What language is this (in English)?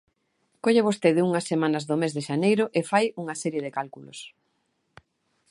Galician